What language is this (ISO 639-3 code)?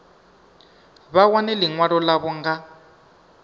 ven